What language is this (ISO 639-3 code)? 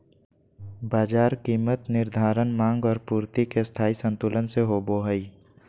mag